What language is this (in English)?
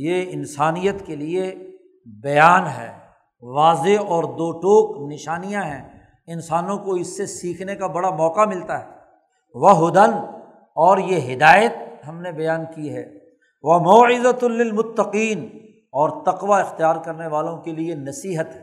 Urdu